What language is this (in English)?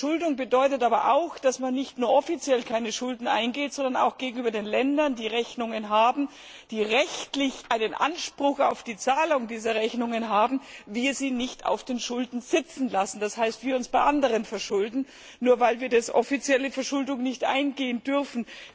German